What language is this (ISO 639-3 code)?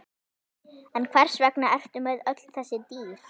isl